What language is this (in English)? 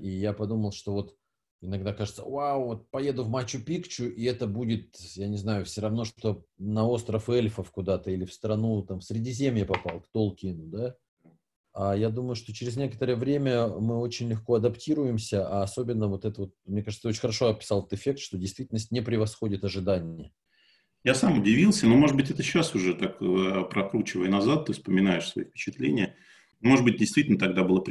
Russian